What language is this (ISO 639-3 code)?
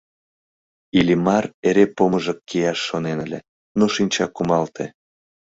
chm